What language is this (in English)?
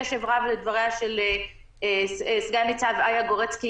Hebrew